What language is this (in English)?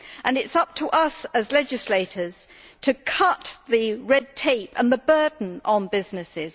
English